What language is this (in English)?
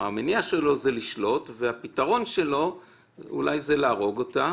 Hebrew